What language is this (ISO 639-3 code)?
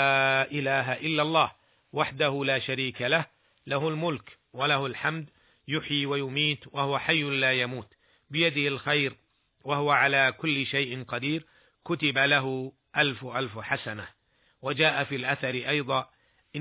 ara